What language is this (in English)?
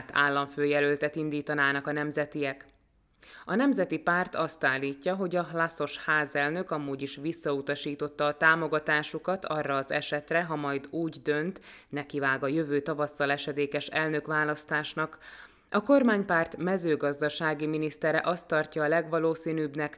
Hungarian